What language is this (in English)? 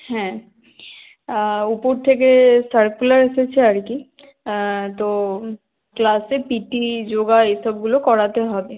Bangla